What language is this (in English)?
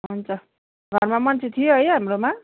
Nepali